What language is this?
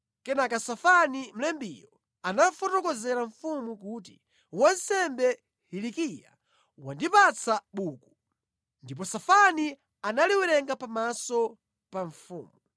Nyanja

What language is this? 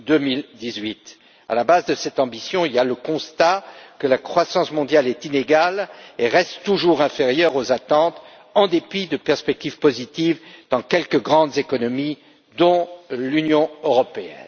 French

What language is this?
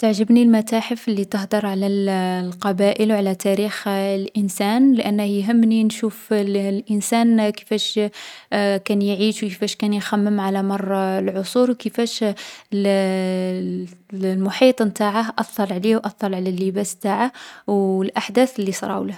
Algerian Arabic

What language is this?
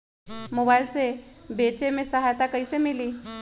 Magahi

